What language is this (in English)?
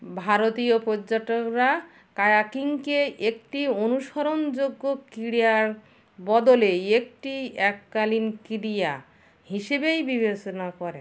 Bangla